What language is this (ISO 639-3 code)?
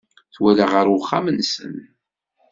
kab